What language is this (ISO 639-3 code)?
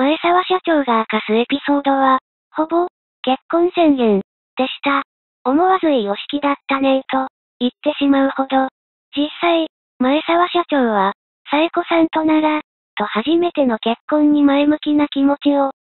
jpn